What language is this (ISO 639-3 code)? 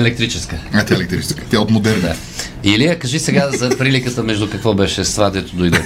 bul